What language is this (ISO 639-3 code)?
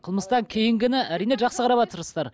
kaz